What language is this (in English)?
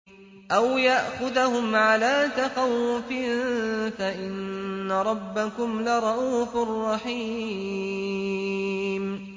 Arabic